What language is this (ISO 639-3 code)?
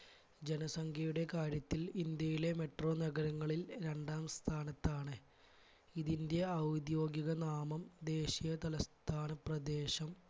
mal